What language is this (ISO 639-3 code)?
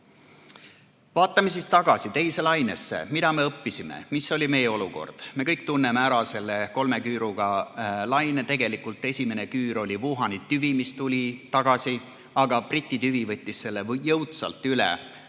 est